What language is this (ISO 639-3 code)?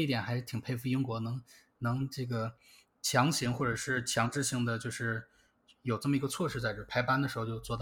zho